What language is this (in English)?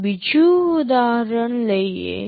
Gujarati